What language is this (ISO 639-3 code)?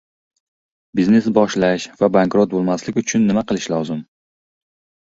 uzb